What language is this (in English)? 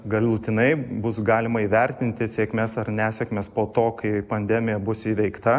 Lithuanian